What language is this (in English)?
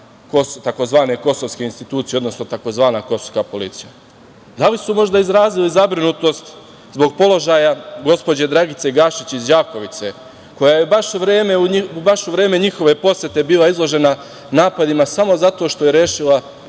Serbian